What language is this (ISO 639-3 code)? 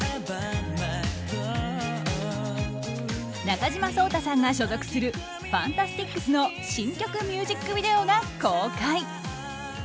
jpn